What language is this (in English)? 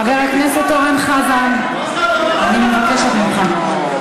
Hebrew